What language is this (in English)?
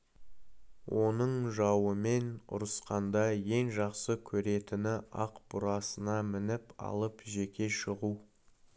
Kazakh